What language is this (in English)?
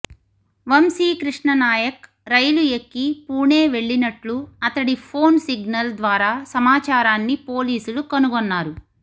Telugu